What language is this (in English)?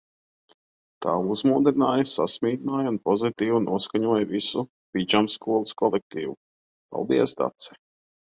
Latvian